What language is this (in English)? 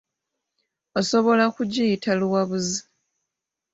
Ganda